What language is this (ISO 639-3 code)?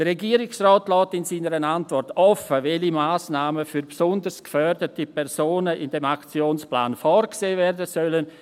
gsw